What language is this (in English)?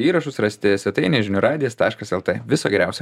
Lithuanian